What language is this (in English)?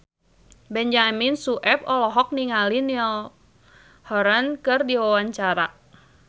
Sundanese